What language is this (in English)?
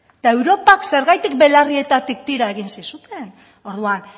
Basque